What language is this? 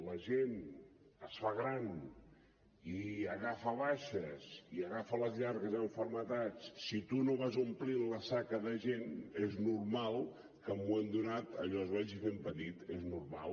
Catalan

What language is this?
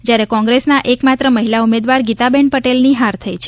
Gujarati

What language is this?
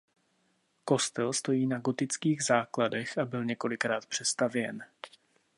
Czech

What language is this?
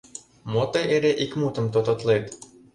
Mari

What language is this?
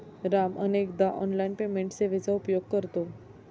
Marathi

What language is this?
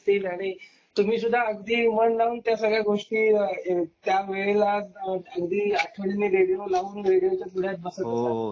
Marathi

